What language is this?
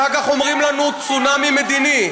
Hebrew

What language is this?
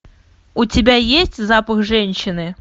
Russian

